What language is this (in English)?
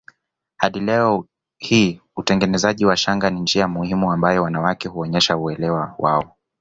Swahili